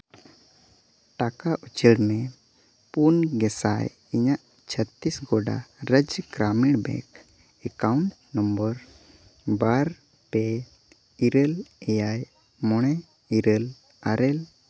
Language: Santali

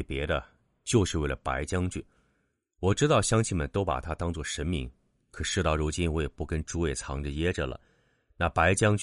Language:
Chinese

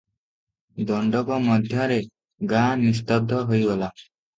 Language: Odia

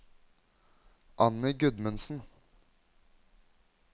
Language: Norwegian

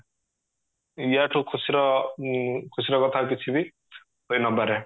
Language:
Odia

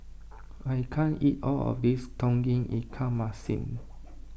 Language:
English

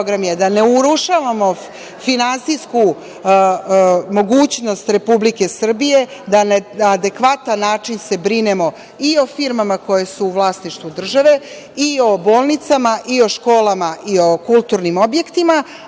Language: Serbian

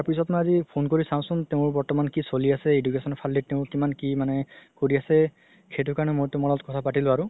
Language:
Assamese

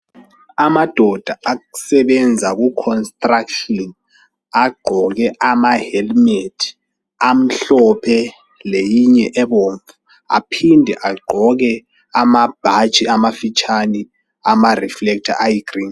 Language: North Ndebele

